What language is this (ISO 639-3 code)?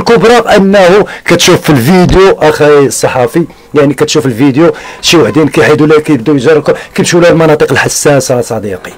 ara